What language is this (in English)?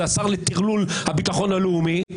Hebrew